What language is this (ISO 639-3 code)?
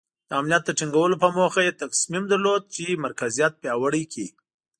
pus